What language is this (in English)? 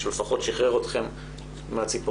Hebrew